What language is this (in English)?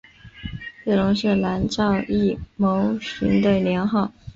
Chinese